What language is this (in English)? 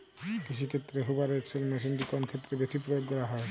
Bangla